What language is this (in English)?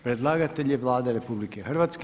Croatian